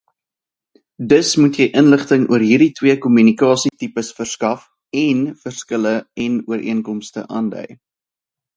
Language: Afrikaans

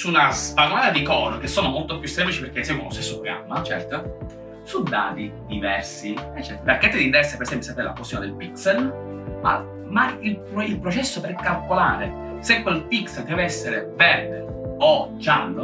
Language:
Italian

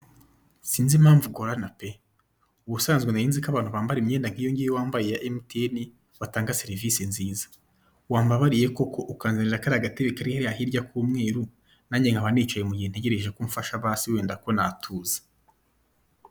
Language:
Kinyarwanda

